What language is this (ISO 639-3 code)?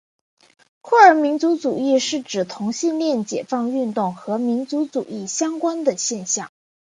zho